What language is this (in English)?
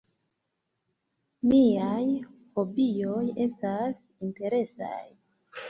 Esperanto